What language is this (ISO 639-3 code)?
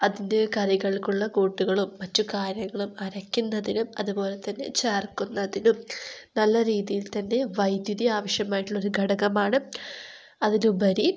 mal